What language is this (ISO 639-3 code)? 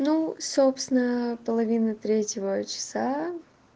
rus